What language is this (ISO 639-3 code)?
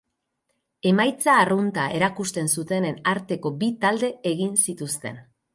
eus